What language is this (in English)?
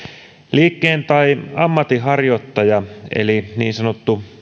Finnish